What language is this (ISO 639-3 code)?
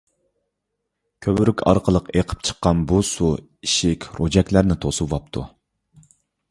uig